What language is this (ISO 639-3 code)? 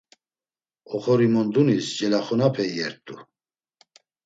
lzz